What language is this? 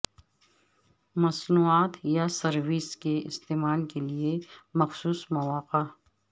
Urdu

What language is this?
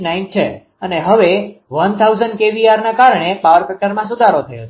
Gujarati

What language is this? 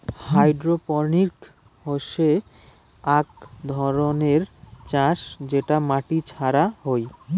Bangla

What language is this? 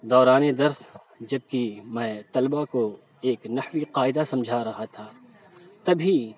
Urdu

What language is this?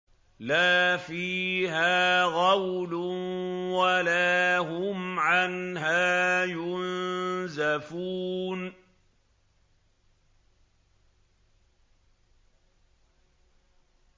Arabic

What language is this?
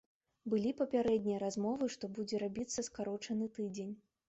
Belarusian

